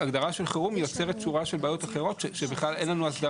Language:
Hebrew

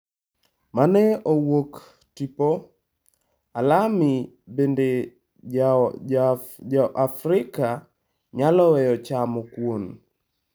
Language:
Luo (Kenya and Tanzania)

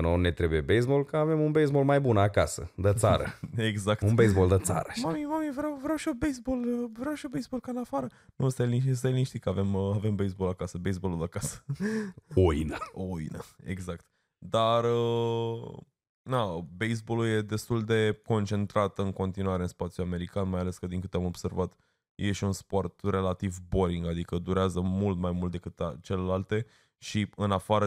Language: Romanian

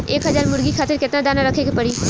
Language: Bhojpuri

